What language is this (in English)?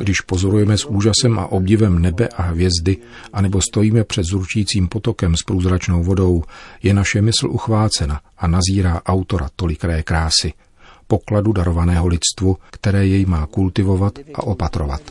Czech